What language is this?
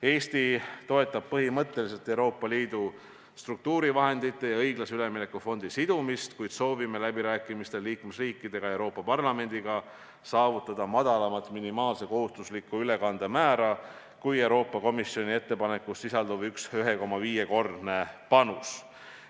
Estonian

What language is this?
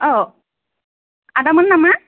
Bodo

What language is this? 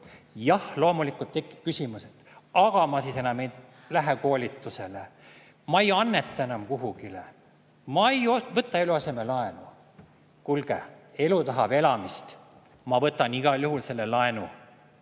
Estonian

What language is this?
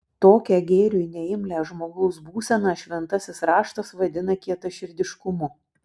Lithuanian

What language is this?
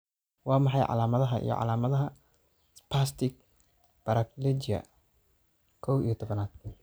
Somali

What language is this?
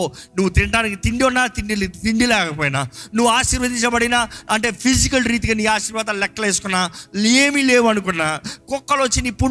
Telugu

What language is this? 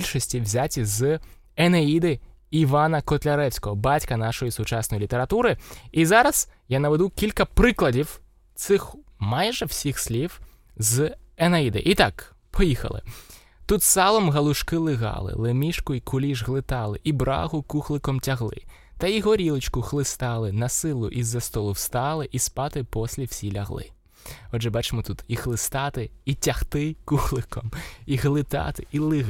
Ukrainian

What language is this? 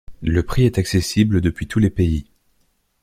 French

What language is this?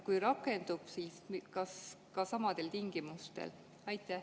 Estonian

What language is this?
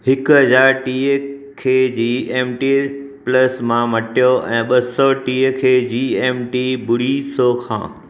Sindhi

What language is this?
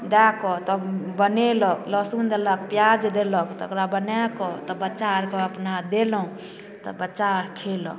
Maithili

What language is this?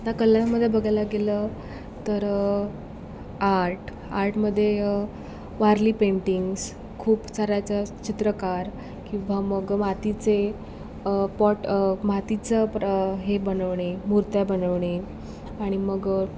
Marathi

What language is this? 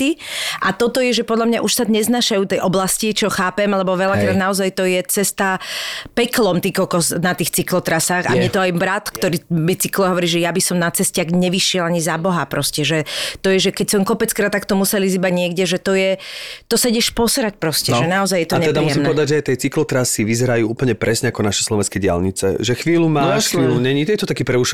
Slovak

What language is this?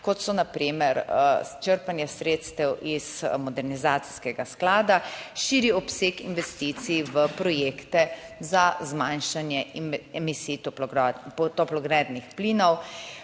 Slovenian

